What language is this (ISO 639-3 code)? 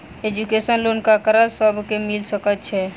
mai